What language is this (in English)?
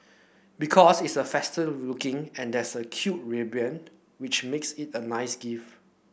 English